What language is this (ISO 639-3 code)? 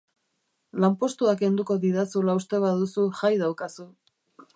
eus